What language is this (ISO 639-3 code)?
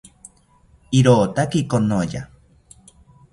cpy